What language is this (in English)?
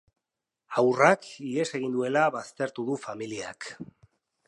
Basque